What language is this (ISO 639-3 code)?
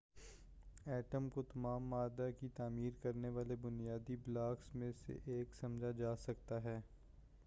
urd